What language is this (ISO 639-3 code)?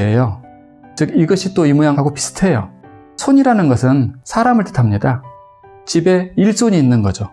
kor